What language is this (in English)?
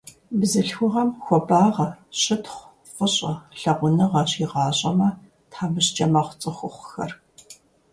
Kabardian